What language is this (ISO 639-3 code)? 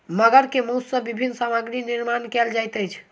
mai